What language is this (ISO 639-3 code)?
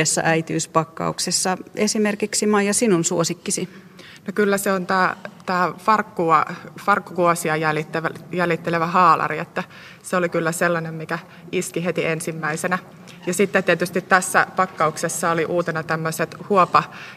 fin